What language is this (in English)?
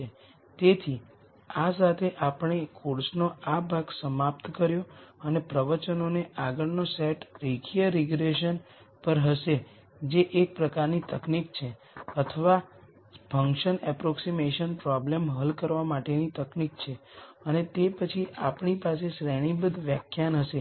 Gujarati